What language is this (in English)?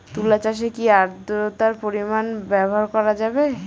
Bangla